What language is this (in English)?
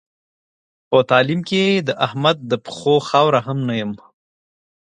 Pashto